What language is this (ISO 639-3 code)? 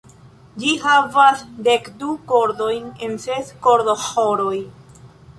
epo